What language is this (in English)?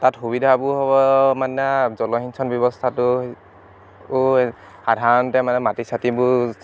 Assamese